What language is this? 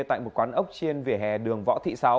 Vietnamese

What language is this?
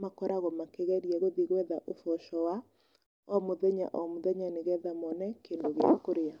Kikuyu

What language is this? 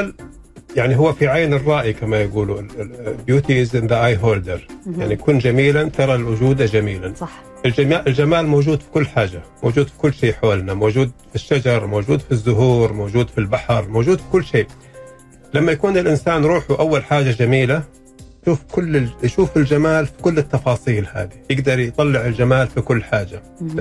Arabic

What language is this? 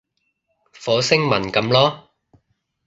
Cantonese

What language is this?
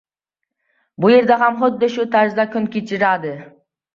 Uzbek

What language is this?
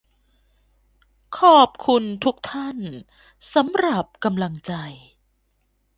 Thai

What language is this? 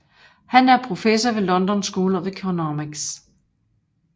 Danish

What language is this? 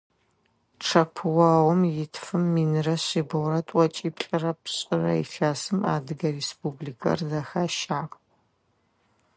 Adyghe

